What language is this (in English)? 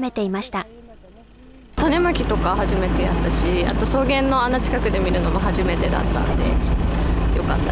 Japanese